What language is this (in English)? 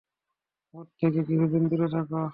Bangla